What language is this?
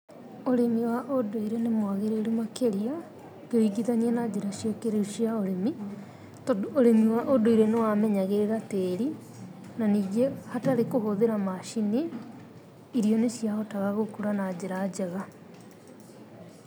Kikuyu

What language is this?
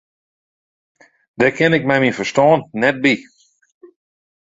Western Frisian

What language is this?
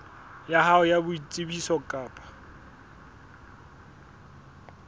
Southern Sotho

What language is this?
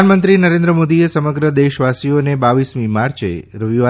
Gujarati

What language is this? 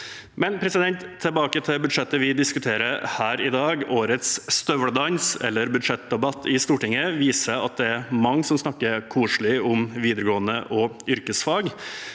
Norwegian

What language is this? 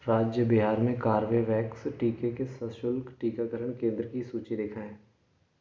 Hindi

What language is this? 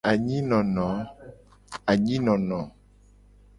Gen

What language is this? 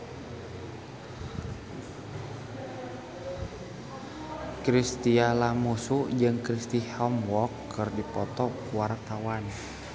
Sundanese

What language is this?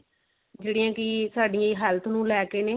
Punjabi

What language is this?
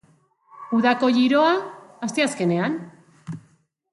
Basque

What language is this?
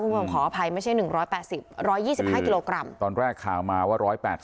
Thai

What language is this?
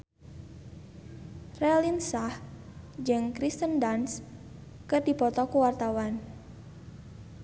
Sundanese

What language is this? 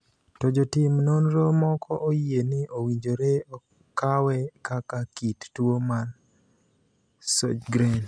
Luo (Kenya and Tanzania)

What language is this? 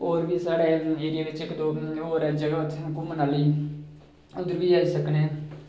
Dogri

